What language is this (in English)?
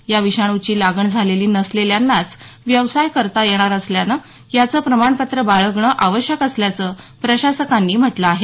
Marathi